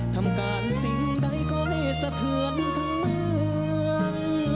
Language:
Thai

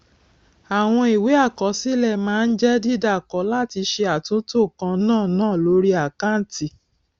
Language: Yoruba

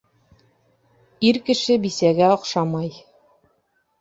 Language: Bashkir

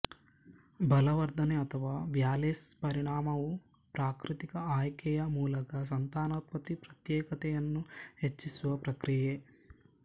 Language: Kannada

